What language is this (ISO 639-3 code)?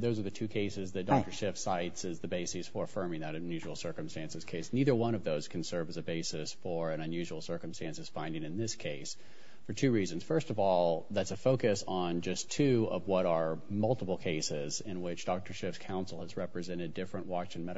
eng